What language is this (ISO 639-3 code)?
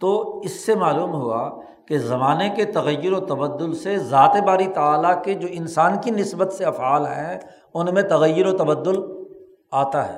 urd